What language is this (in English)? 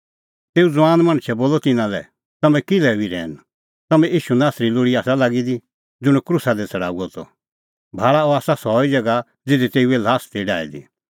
Kullu Pahari